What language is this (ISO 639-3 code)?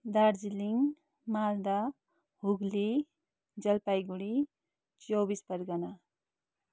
nep